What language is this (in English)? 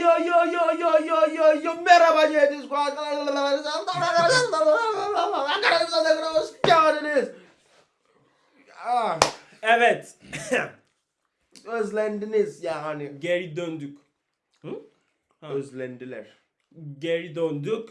Turkish